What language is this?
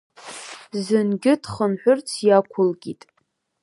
Abkhazian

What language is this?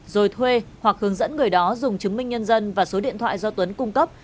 Vietnamese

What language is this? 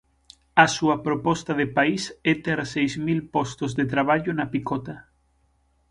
Galician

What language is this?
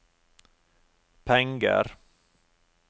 Norwegian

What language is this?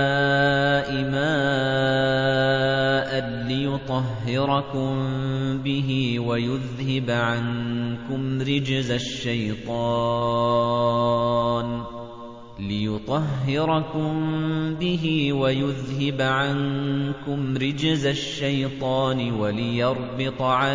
Arabic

